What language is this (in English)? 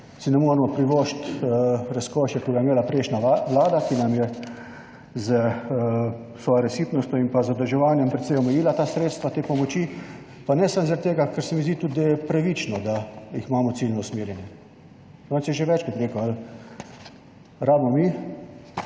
Slovenian